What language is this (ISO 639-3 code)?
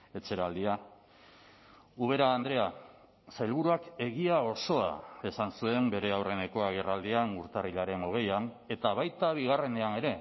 eus